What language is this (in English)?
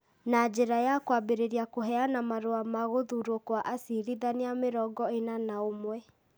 Kikuyu